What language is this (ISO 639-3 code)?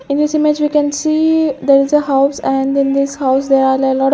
eng